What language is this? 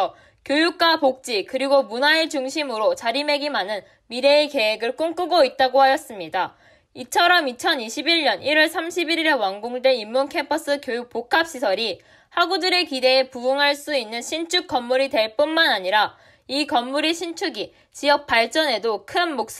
Korean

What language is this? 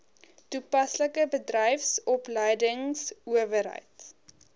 Afrikaans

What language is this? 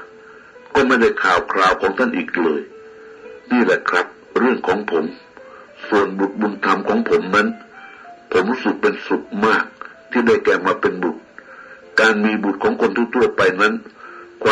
Thai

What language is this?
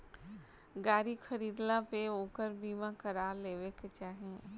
Bhojpuri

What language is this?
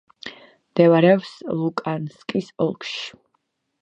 Georgian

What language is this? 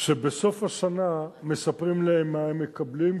Hebrew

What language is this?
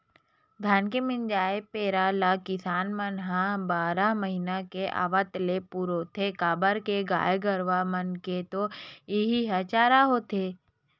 Chhattisgarhi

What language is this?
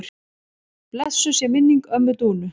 Icelandic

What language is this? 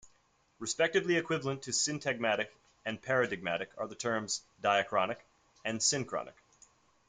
English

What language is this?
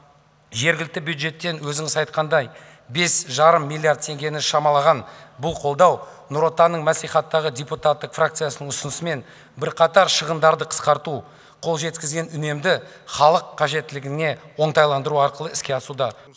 Kazakh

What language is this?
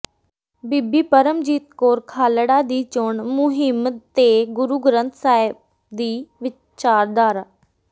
Punjabi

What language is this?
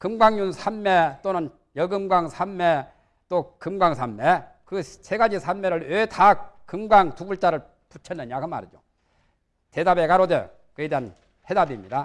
Korean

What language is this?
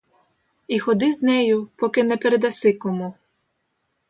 Ukrainian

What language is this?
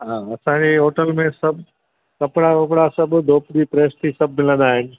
Sindhi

